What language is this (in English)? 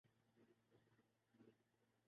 Urdu